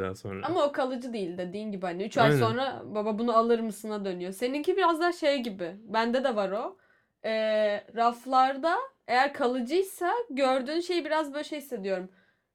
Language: Turkish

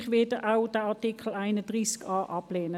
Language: Swiss German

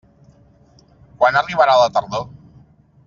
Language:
Catalan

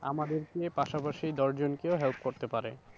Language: Bangla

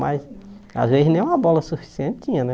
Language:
Portuguese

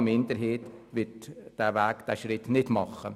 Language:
Swiss German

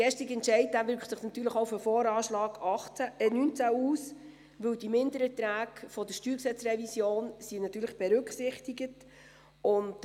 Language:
Swiss German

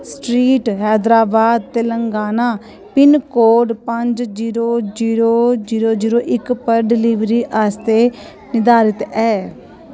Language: Dogri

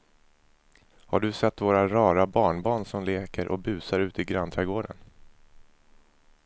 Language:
Swedish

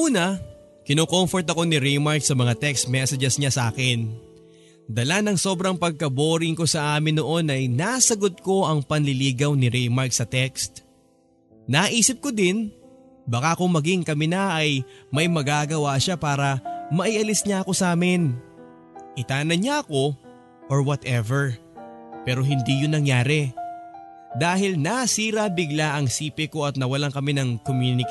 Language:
Filipino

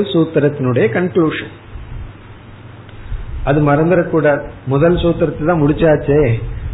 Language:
Tamil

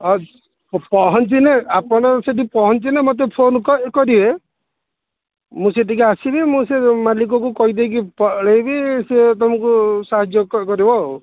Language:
Odia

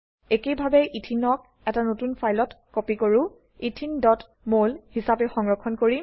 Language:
Assamese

